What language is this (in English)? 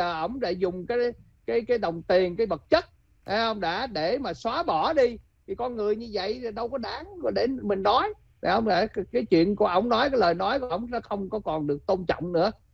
Vietnamese